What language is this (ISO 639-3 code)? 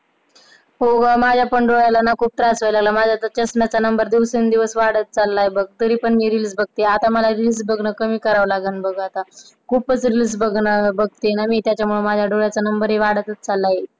mar